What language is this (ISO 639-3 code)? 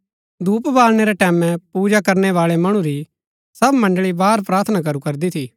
gbk